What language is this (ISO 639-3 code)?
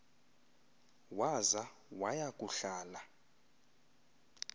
xho